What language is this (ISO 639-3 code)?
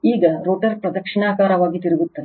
kan